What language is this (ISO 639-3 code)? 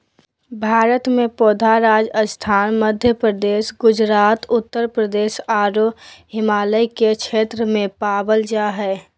mag